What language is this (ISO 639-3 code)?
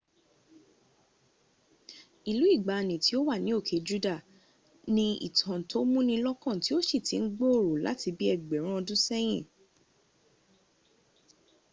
yor